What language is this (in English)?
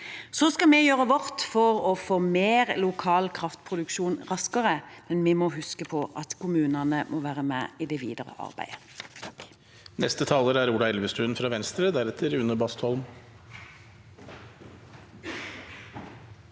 Norwegian